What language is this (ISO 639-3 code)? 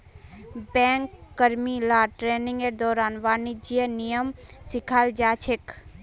mag